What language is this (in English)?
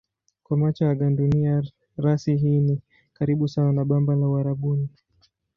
Swahili